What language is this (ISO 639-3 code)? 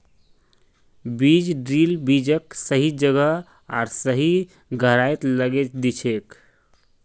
mag